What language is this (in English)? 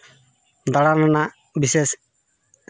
Santali